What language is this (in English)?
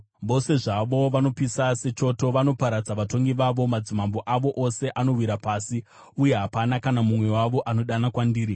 Shona